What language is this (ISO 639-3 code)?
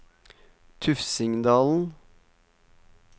nor